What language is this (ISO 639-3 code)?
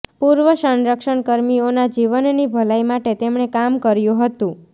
guj